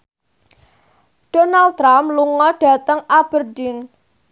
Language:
Javanese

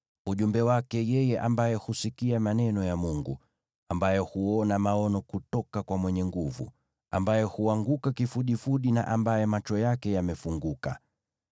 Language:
Swahili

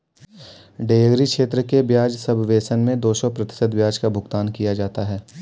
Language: Hindi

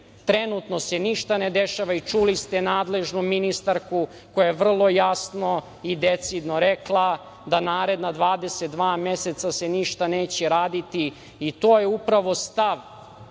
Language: Serbian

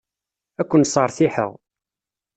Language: Kabyle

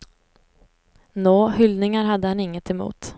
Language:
Swedish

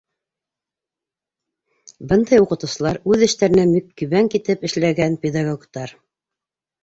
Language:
Bashkir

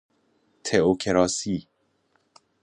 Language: Persian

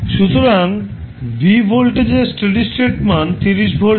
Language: Bangla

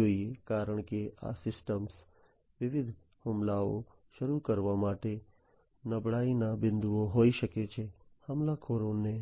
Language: Gujarati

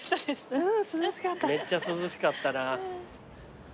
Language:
Japanese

